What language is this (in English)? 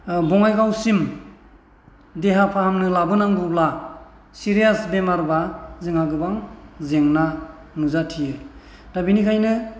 Bodo